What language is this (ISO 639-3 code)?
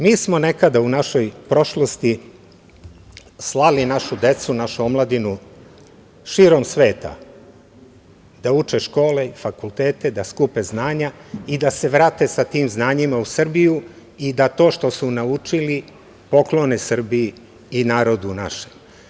srp